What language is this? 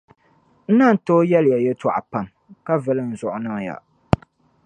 Dagbani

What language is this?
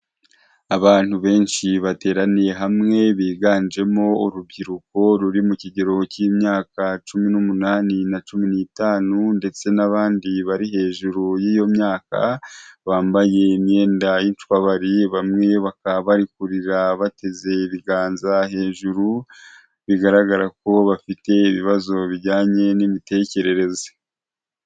Kinyarwanda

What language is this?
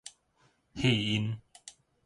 Min Nan Chinese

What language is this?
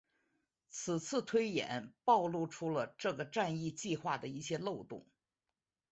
Chinese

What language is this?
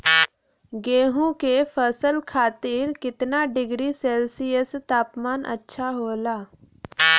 Bhojpuri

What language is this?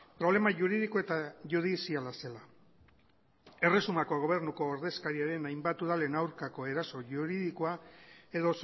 Basque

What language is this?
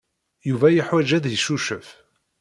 Kabyle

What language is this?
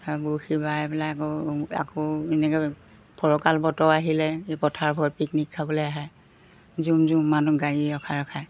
Assamese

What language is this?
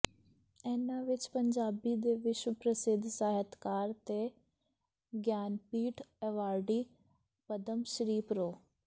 Punjabi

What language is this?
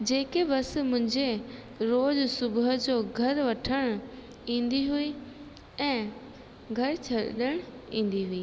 Sindhi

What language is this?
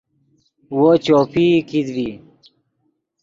Yidgha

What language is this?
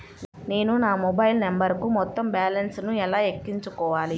Telugu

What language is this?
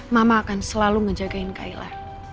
Indonesian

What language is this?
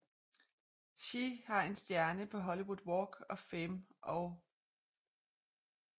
Danish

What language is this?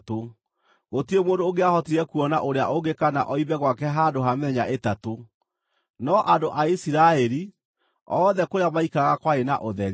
Kikuyu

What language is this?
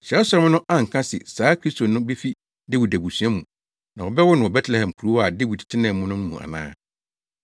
Akan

